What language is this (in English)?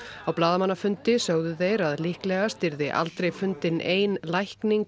Icelandic